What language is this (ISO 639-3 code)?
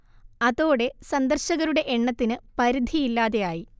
mal